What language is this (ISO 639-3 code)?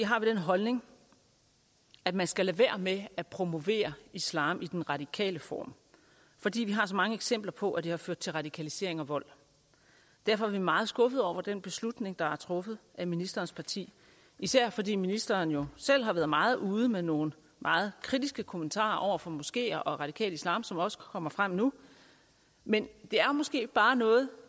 dan